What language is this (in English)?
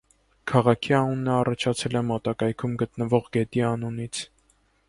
Armenian